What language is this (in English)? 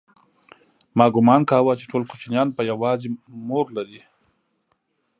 Pashto